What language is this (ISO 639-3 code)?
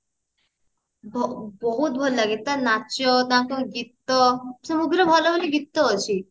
ori